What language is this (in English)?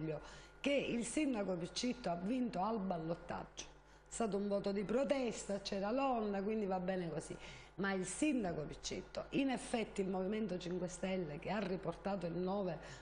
Italian